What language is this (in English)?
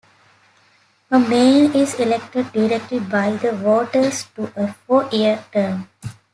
English